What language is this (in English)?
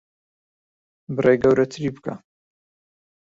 Central Kurdish